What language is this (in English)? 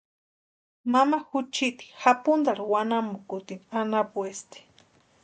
Western Highland Purepecha